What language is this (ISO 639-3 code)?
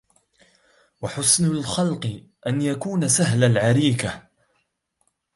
ara